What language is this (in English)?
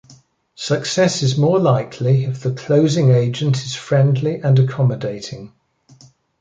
English